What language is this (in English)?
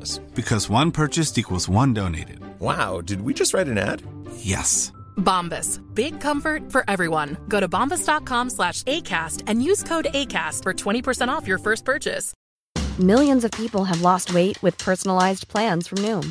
Swedish